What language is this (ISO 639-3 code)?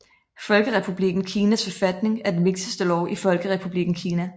dan